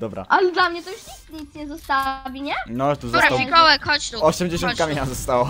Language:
Polish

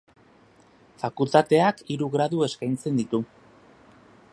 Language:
Basque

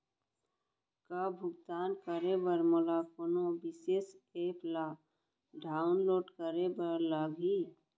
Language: Chhattisgarhi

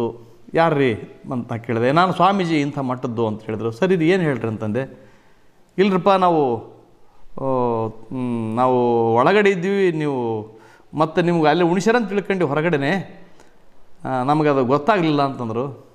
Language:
Turkish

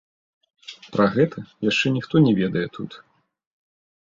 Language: Belarusian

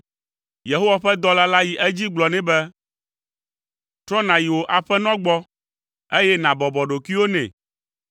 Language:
Ewe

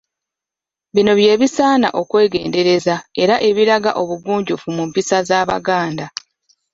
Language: Ganda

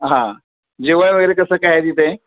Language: Marathi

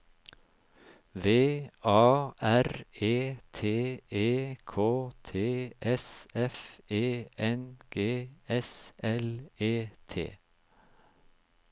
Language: Norwegian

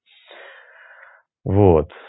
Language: Russian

